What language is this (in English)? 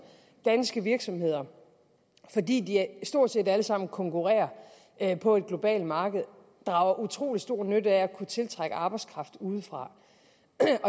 Danish